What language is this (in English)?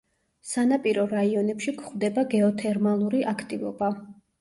Georgian